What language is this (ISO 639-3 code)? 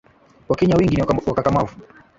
swa